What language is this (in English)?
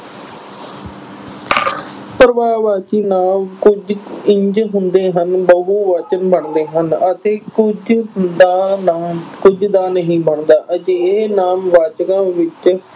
Punjabi